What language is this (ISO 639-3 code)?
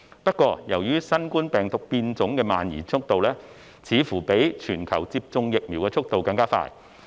yue